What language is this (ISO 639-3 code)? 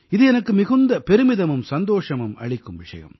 tam